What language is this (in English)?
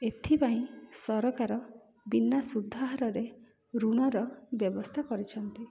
Odia